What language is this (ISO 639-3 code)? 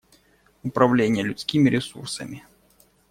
rus